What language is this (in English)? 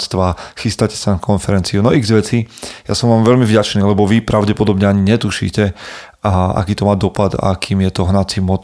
Slovak